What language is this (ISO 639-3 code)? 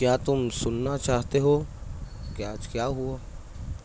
urd